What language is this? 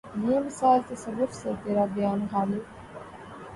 Urdu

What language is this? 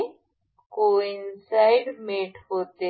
Marathi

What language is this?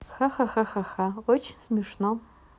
Russian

